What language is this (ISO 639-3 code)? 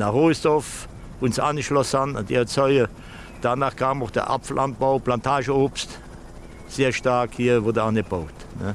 deu